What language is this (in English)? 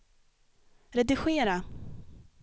Swedish